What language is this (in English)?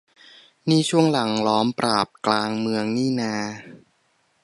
Thai